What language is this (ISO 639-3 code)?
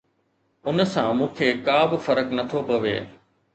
snd